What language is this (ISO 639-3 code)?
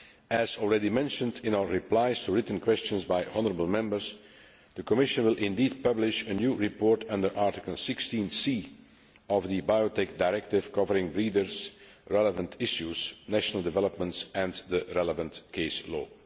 eng